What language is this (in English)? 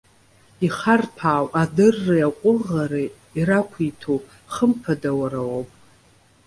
Abkhazian